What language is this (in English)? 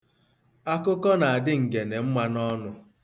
Igbo